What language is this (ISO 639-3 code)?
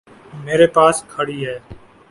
urd